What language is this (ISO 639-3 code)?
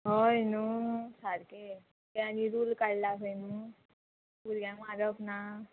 kok